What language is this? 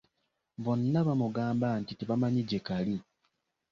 Ganda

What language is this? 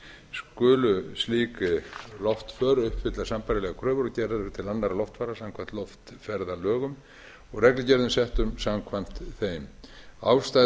Icelandic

